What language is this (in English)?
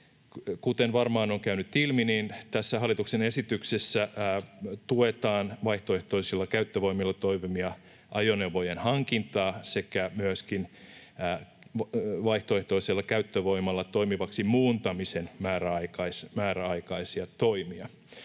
Finnish